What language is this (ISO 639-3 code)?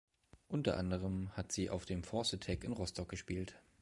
deu